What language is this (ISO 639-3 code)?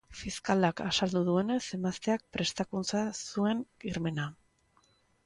eus